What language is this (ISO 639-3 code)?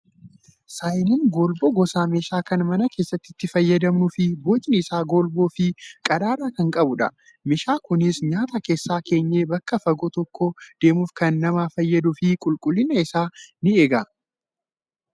orm